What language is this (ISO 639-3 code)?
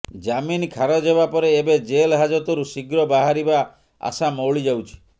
ori